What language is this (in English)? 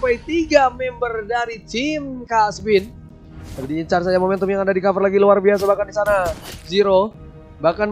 Indonesian